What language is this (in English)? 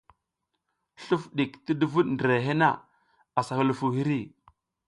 South Giziga